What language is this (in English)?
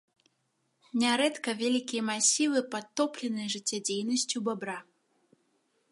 Belarusian